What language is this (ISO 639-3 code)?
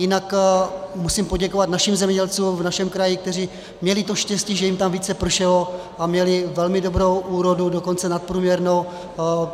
ces